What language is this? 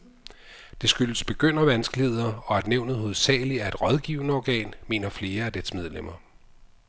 Danish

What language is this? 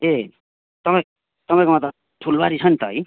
Nepali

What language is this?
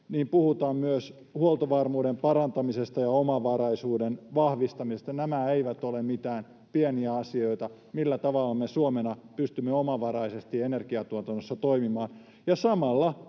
Finnish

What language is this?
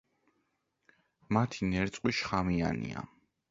Georgian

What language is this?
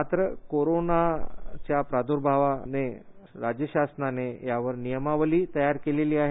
Marathi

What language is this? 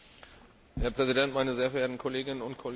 German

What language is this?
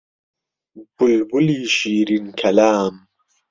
Central Kurdish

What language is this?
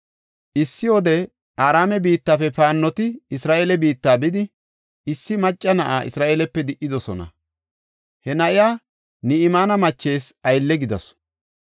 Gofa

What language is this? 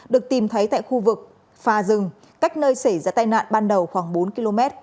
Vietnamese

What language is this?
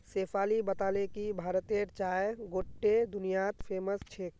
Magahi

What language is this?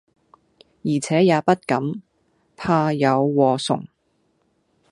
Cantonese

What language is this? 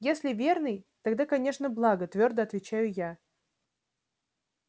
Russian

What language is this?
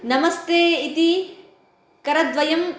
Sanskrit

